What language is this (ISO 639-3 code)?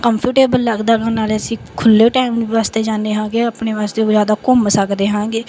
pan